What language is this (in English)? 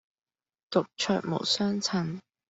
Cantonese